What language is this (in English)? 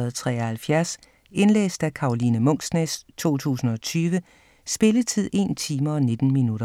Danish